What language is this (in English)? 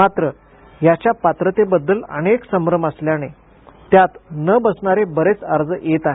Marathi